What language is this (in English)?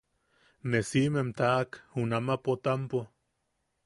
Yaqui